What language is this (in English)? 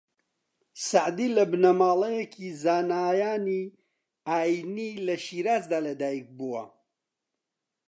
Central Kurdish